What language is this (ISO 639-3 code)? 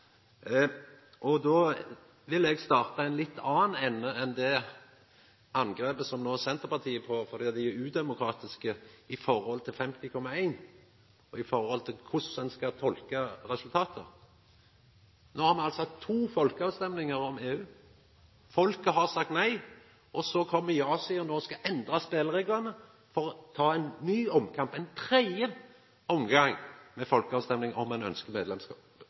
nno